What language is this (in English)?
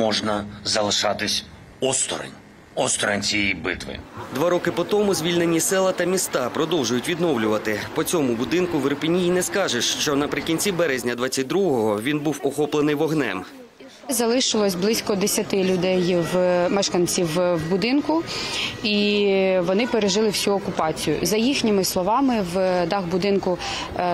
Ukrainian